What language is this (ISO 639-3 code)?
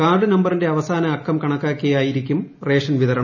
mal